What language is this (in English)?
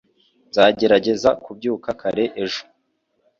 Kinyarwanda